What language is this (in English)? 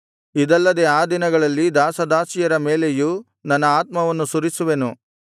Kannada